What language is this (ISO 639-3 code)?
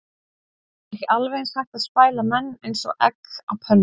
isl